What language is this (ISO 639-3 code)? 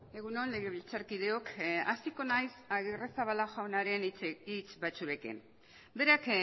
eus